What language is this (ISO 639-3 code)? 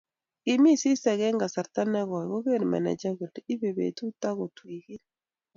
kln